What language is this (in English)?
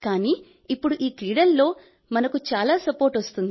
Telugu